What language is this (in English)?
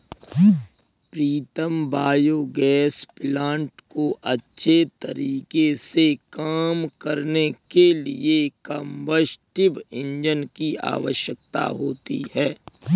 Hindi